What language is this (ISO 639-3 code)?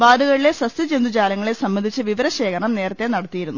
mal